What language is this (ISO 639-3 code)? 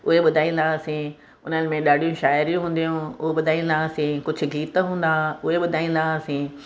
snd